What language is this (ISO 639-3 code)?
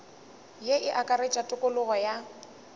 nso